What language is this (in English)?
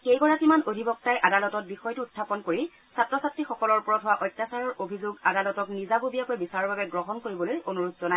Assamese